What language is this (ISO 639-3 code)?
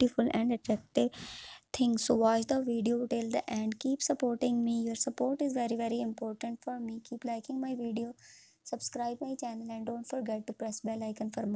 eng